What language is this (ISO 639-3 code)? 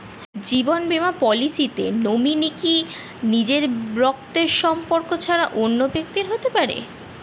ben